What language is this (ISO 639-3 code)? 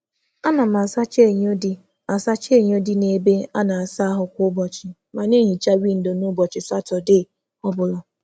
ibo